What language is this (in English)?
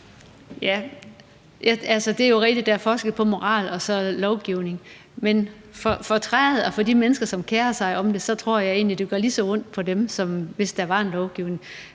Danish